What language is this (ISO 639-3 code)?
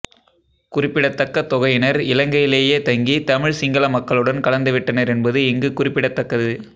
tam